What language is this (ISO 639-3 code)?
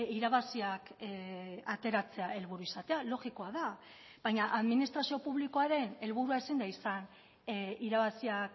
eus